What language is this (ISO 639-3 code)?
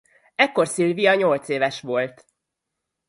hun